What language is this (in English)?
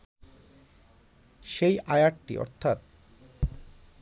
Bangla